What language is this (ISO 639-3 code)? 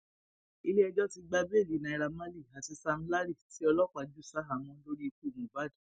yor